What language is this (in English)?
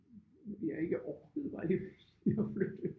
Danish